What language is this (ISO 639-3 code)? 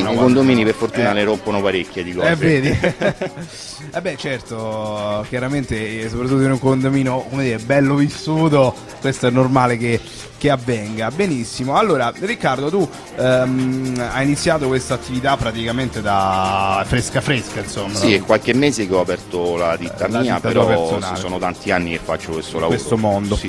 ita